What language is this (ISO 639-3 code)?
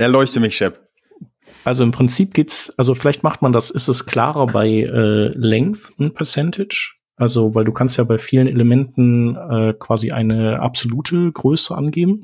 deu